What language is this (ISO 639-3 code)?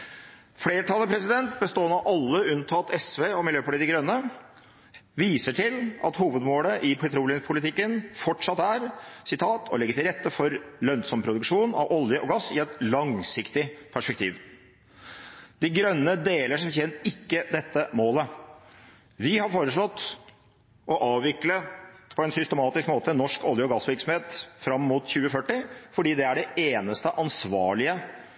nob